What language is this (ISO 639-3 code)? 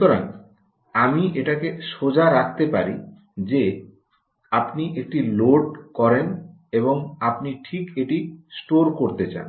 ben